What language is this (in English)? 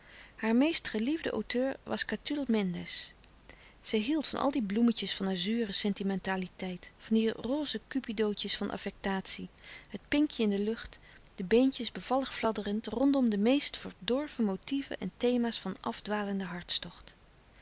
Dutch